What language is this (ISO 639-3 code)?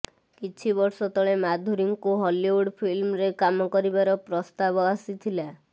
ori